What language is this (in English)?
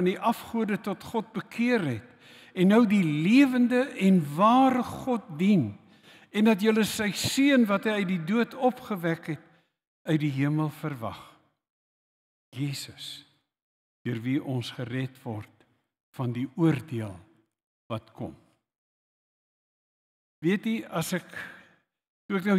Dutch